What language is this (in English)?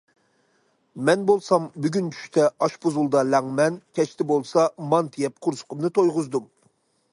Uyghur